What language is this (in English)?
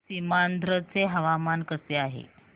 Marathi